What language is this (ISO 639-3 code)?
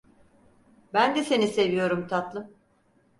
tur